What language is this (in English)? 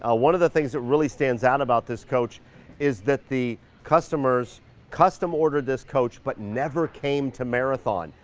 English